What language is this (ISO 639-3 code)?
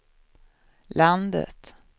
swe